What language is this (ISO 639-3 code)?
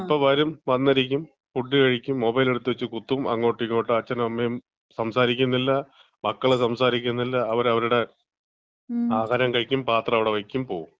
mal